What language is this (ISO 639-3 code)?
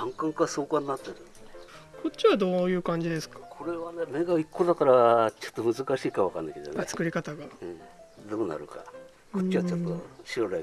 jpn